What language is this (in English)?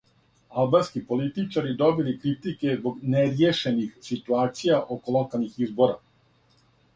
Serbian